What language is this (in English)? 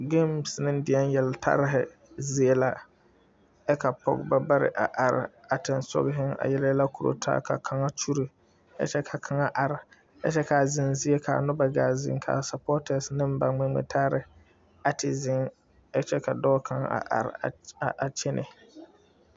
Southern Dagaare